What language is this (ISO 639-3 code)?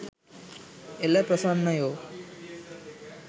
sin